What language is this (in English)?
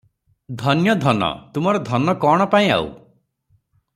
Odia